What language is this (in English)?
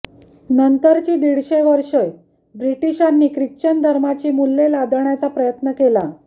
Marathi